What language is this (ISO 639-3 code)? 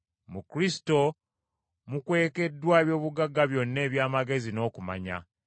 lug